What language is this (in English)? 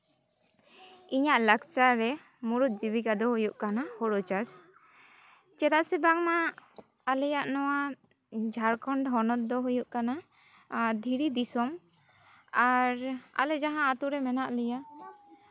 Santali